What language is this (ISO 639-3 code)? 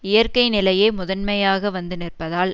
tam